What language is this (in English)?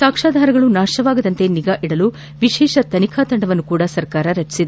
Kannada